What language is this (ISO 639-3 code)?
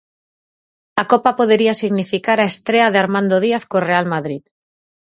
glg